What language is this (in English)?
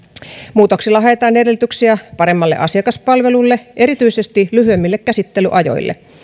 Finnish